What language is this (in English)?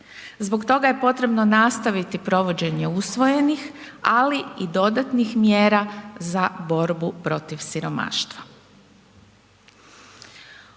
Croatian